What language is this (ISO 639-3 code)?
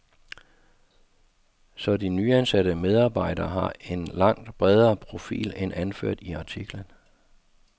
dan